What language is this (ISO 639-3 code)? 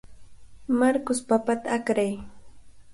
qvl